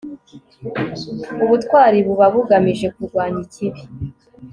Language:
Kinyarwanda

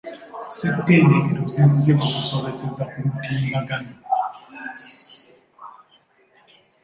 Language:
Ganda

